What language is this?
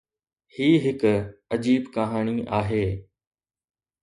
Sindhi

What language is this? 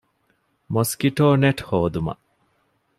Divehi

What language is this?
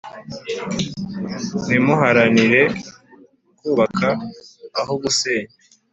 Kinyarwanda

